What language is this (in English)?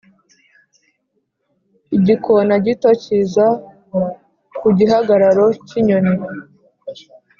Kinyarwanda